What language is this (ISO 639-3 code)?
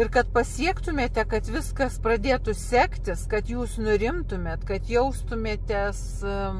lit